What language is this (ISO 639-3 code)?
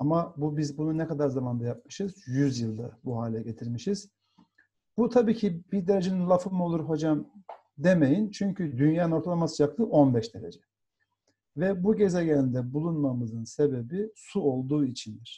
tur